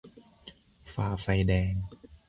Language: Thai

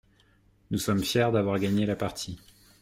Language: French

